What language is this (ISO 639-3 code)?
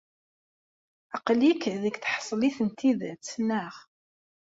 kab